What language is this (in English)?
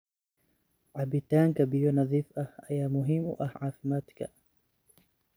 Somali